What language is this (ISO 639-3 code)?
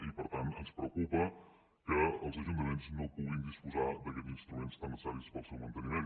cat